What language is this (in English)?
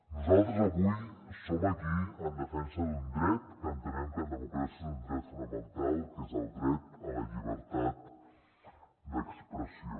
Catalan